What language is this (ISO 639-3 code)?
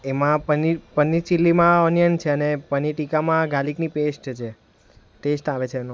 guj